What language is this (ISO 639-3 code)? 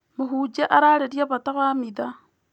kik